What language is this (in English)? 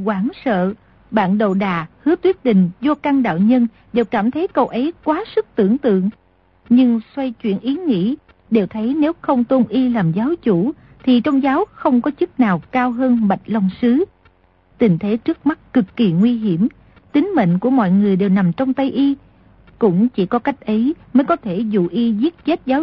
Vietnamese